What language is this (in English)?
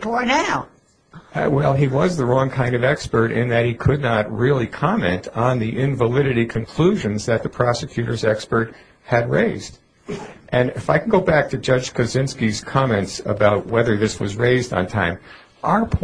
English